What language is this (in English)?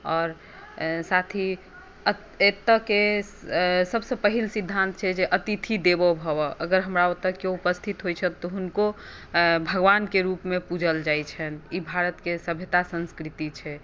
Maithili